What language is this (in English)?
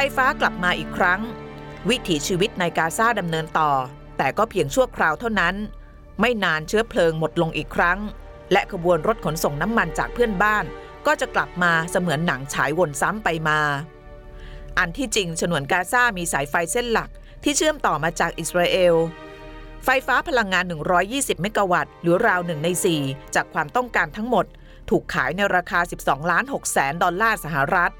Thai